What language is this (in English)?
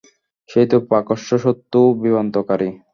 Bangla